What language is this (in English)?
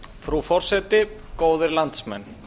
Icelandic